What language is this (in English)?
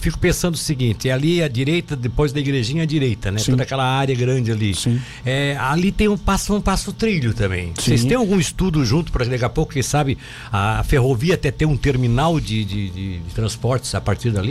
Portuguese